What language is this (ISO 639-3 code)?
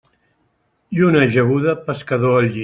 cat